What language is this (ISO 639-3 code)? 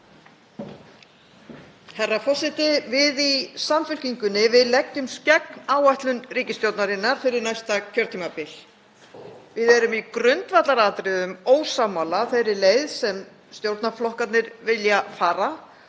isl